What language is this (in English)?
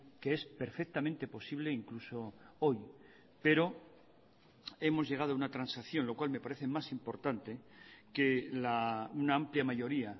Spanish